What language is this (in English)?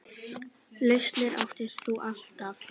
Icelandic